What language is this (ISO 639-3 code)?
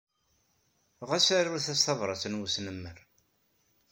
kab